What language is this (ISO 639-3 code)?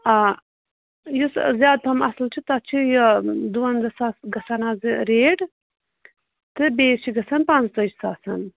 kas